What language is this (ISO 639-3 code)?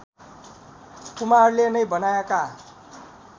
nep